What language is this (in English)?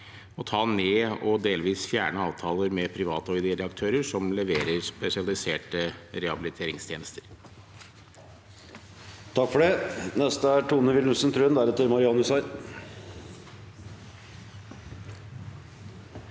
Norwegian